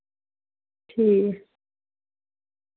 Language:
Dogri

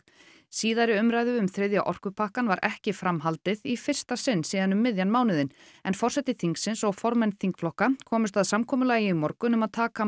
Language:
Icelandic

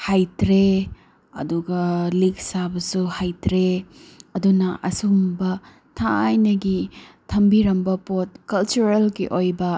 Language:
Manipuri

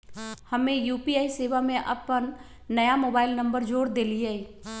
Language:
Magahi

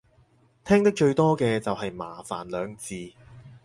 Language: Cantonese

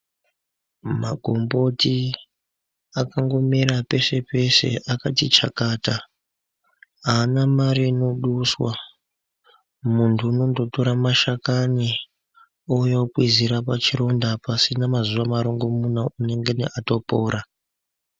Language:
Ndau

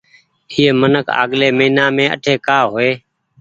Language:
Goaria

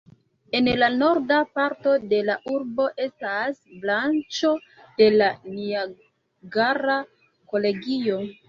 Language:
Esperanto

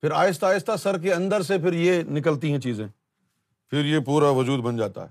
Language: Urdu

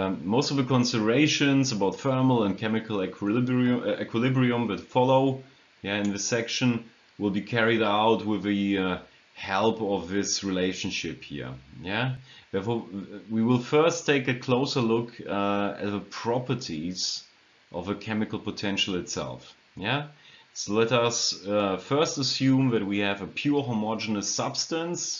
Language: English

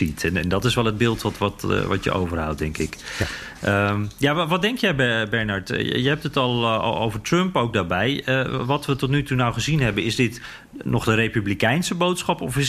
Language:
Dutch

